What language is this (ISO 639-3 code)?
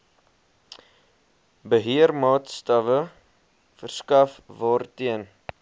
afr